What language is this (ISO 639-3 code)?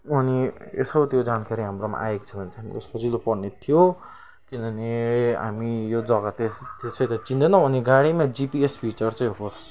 nep